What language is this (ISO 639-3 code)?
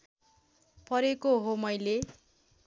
nep